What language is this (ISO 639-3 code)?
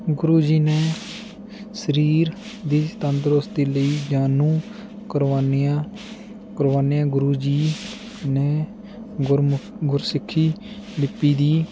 pan